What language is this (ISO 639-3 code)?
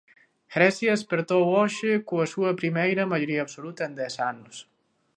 glg